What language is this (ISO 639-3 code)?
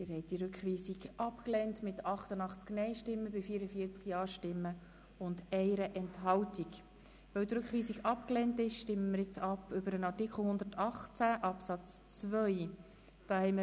gsw